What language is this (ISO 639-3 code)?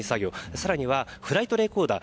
jpn